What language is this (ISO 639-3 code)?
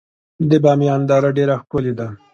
pus